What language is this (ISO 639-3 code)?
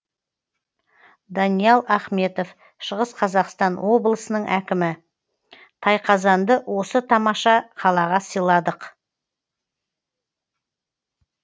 kaz